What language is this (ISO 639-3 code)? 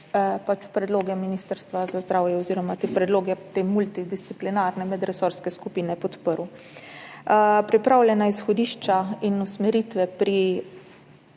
slv